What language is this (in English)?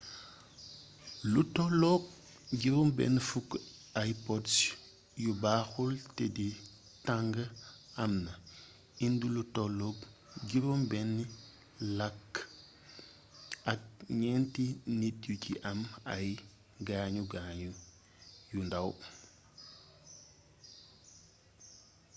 Wolof